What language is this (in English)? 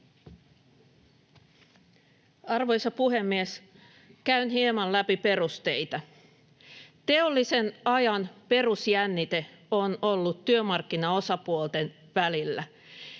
Finnish